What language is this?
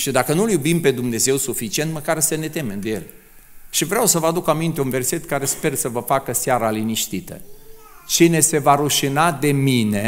Romanian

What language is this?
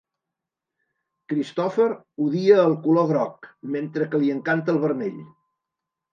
Catalan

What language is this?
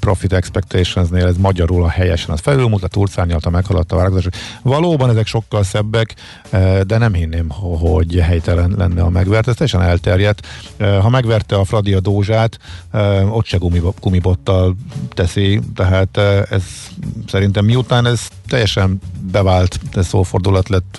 Hungarian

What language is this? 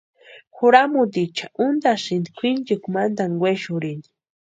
Western Highland Purepecha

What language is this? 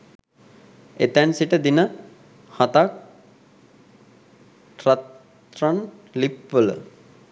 Sinhala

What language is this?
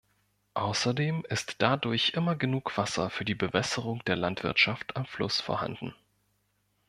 German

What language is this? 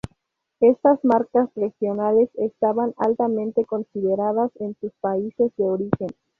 Spanish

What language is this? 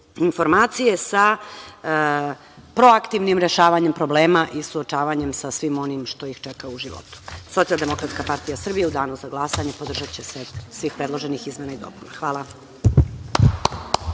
Serbian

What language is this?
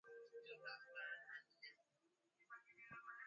Swahili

